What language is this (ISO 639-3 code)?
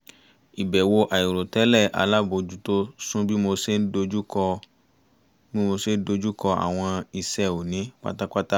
yor